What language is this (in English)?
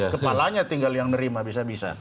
Indonesian